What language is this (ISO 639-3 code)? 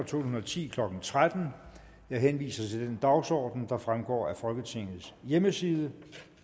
dan